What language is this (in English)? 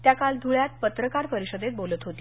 Marathi